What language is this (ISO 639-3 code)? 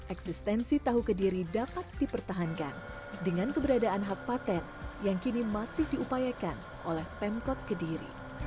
ind